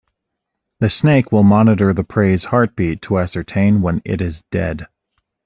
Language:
English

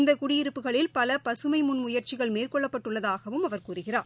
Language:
Tamil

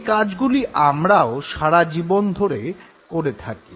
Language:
Bangla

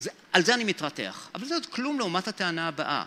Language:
Hebrew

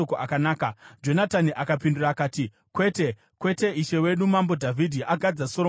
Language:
Shona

